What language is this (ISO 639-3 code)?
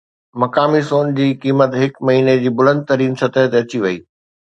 snd